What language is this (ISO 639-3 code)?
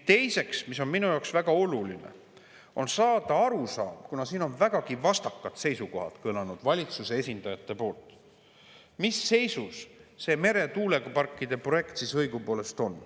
est